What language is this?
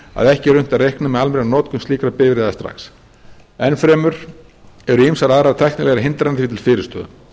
Icelandic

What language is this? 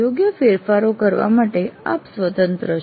Gujarati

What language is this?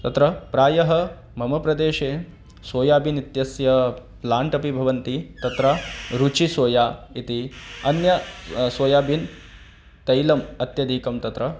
Sanskrit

